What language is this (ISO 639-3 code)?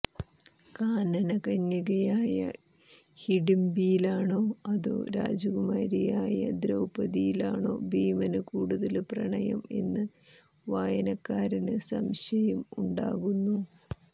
mal